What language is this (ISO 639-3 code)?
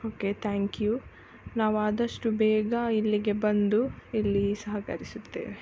kan